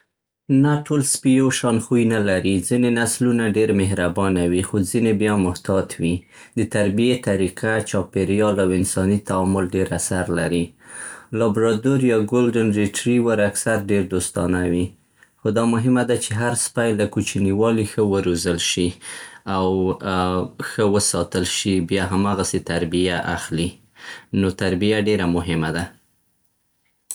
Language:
Central Pashto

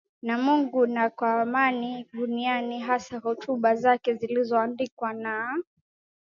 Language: Swahili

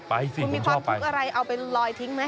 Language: Thai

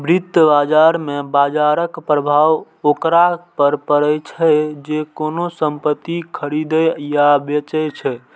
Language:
Maithili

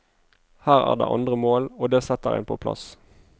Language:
Norwegian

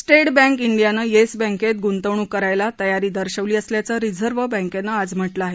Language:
Marathi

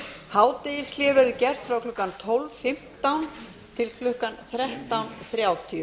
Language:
Icelandic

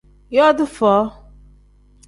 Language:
Tem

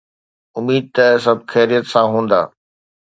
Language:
Sindhi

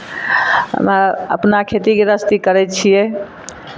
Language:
Maithili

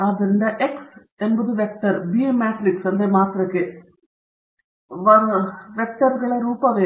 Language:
Kannada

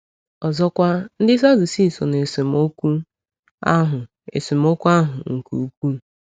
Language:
Igbo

